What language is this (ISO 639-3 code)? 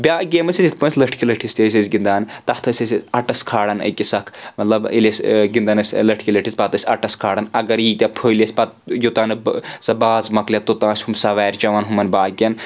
kas